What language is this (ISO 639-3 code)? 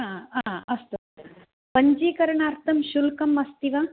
san